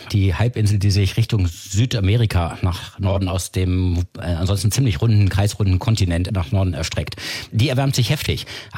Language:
German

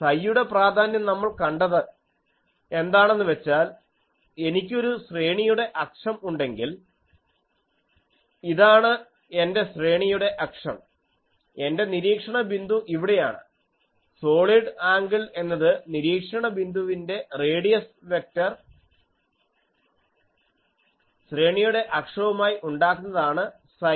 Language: Malayalam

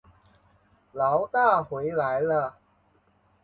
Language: Chinese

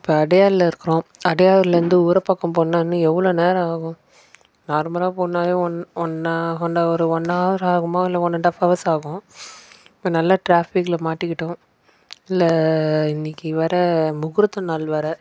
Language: Tamil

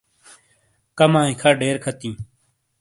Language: Shina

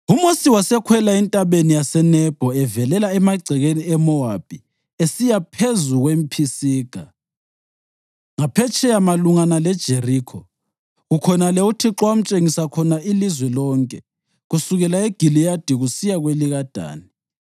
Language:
North Ndebele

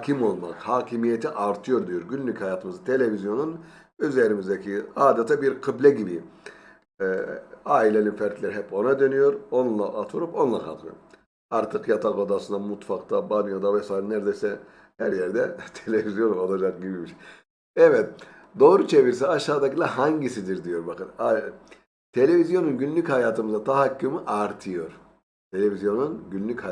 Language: Turkish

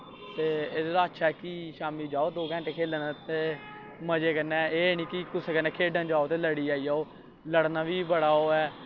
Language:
Dogri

